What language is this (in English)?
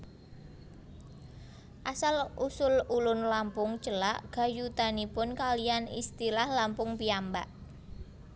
Javanese